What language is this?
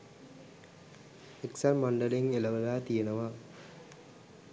Sinhala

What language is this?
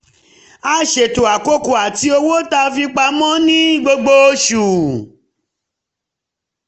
Yoruba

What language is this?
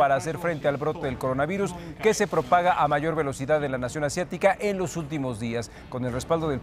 Spanish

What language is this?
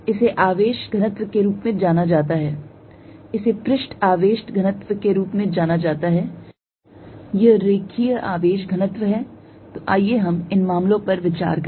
Hindi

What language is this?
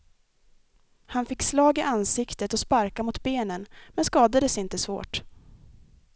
Swedish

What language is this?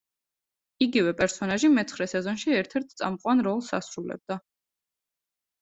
Georgian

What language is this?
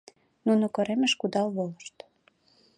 Mari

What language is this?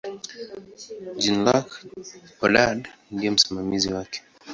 Swahili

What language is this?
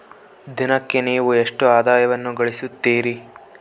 Kannada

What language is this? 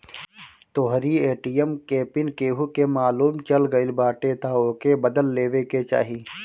Bhojpuri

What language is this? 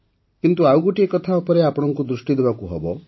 Odia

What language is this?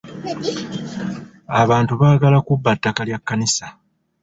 Ganda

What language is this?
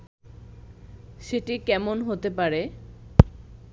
Bangla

